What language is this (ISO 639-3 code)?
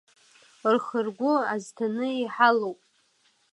abk